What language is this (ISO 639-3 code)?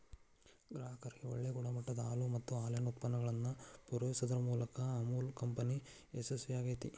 kan